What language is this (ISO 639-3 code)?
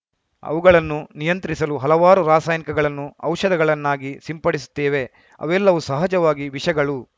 kan